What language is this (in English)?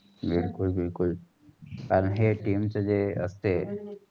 Marathi